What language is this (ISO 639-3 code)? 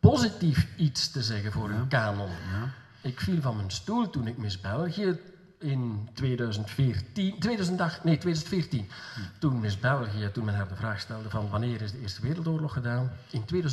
nld